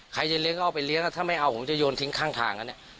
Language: Thai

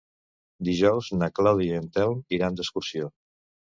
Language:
Catalan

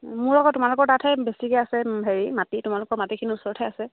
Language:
Assamese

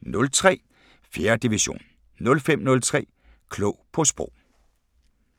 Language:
Danish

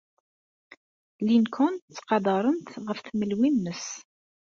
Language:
Kabyle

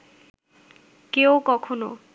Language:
Bangla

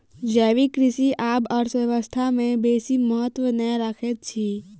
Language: Maithili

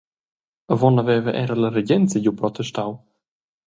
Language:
Romansh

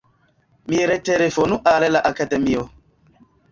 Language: Esperanto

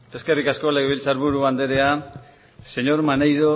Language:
Basque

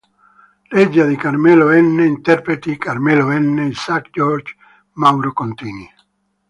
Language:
Italian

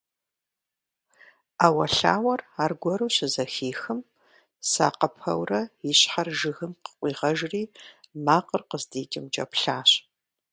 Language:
Kabardian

